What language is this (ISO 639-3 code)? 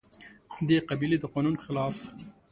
pus